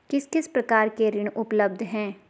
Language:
Hindi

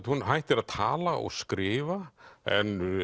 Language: Icelandic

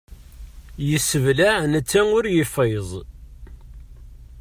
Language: Kabyle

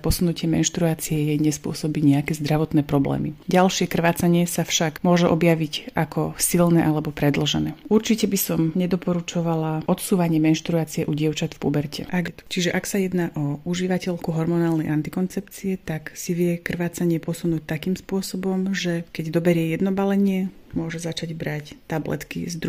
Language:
Slovak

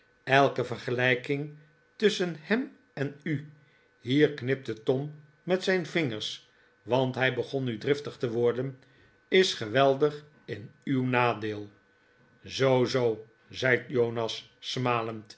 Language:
Dutch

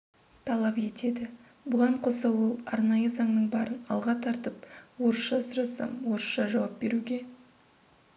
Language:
Kazakh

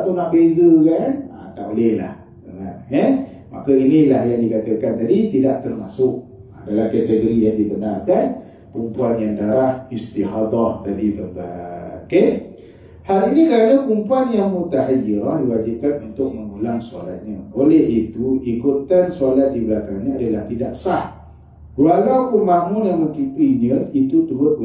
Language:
Malay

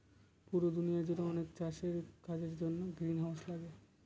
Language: Bangla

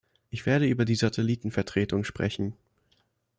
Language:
German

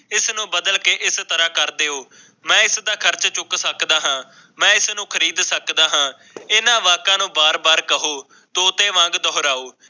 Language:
Punjabi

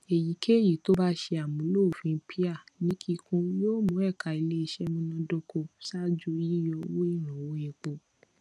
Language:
Yoruba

